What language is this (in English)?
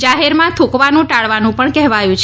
Gujarati